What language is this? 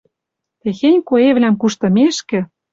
Western Mari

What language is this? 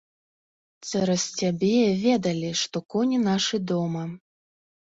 Belarusian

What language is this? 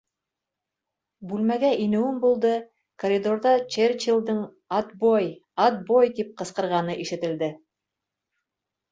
Bashkir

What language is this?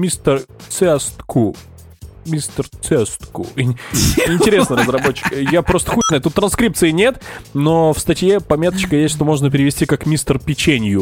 Russian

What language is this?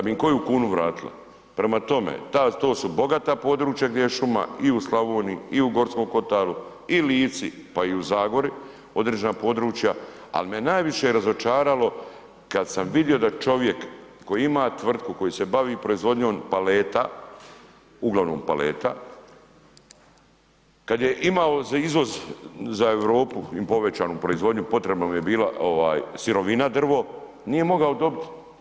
Croatian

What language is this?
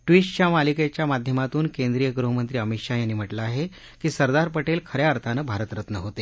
Marathi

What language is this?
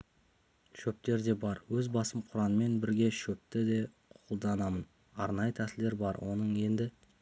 Kazakh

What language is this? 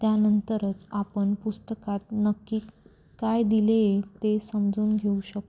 Marathi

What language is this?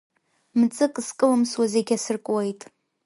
Abkhazian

